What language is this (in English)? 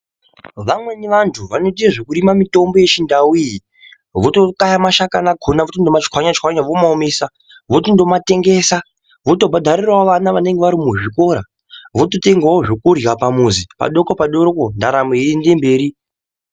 Ndau